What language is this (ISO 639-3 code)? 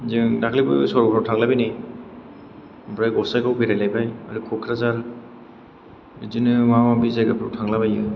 brx